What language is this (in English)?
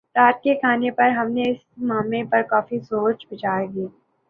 Urdu